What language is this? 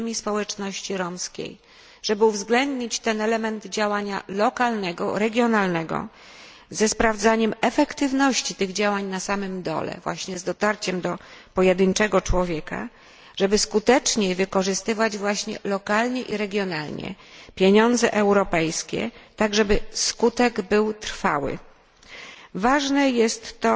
Polish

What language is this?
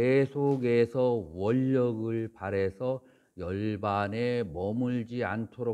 Korean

